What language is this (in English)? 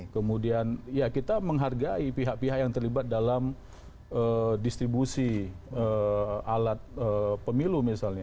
Indonesian